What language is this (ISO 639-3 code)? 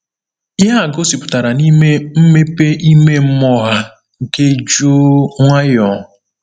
ibo